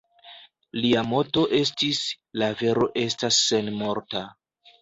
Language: Esperanto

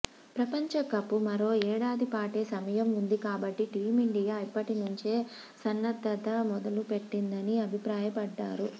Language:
Telugu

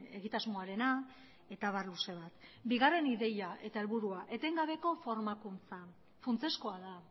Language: Basque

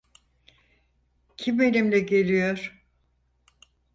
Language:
Turkish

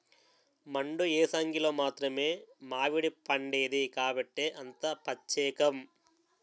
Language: Telugu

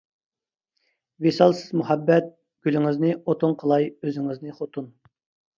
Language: Uyghur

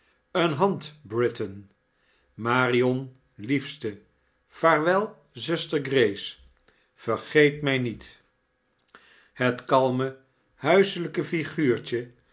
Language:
Dutch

